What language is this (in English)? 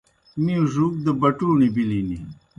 Kohistani Shina